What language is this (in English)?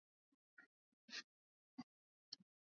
Swahili